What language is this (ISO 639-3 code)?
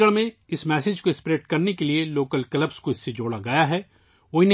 urd